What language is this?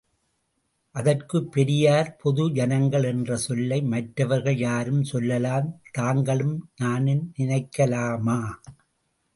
Tamil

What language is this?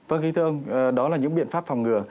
Vietnamese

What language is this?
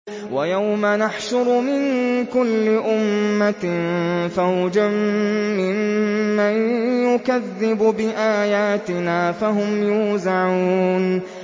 Arabic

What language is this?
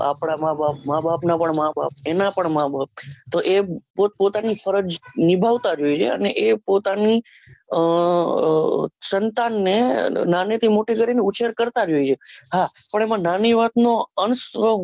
Gujarati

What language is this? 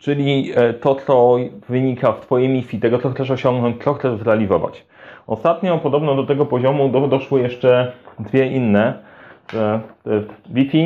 Polish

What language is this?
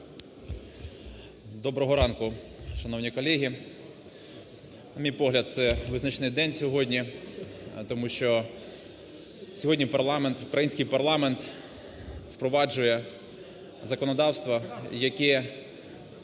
Ukrainian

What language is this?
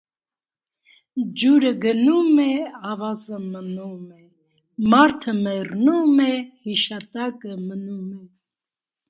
Armenian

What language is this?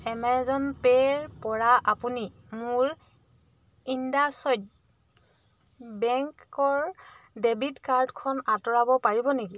Assamese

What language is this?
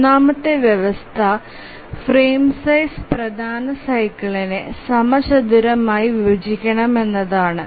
Malayalam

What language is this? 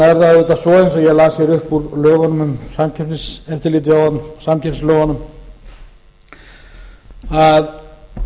Icelandic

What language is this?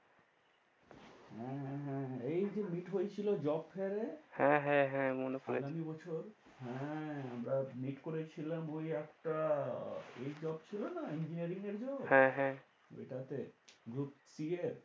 Bangla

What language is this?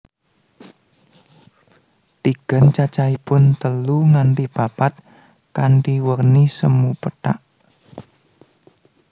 Javanese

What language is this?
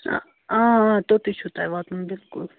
Kashmiri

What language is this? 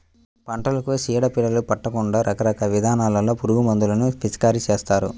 Telugu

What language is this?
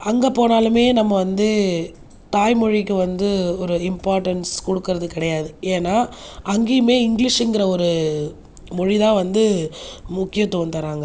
Tamil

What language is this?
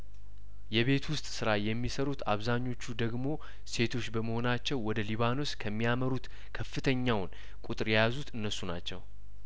Amharic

